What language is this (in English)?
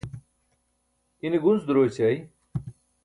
Burushaski